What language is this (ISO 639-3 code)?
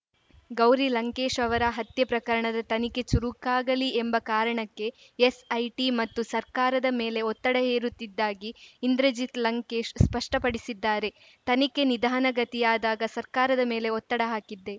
kan